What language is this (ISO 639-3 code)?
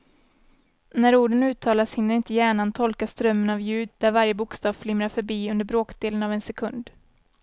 swe